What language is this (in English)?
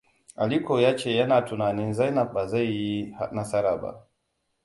Hausa